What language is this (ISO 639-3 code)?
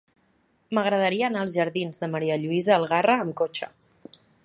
cat